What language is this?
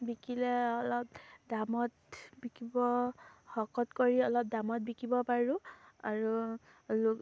Assamese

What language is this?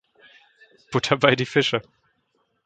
German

